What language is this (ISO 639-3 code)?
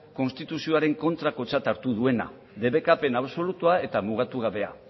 eus